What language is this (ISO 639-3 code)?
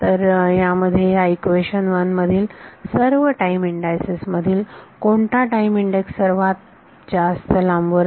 mar